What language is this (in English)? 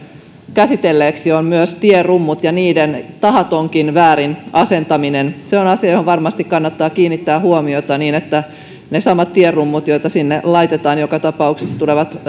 Finnish